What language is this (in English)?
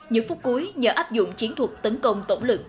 Vietnamese